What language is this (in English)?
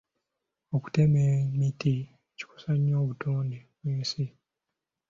Ganda